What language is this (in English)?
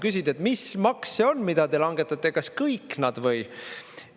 Estonian